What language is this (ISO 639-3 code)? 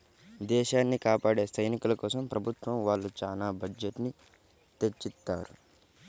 tel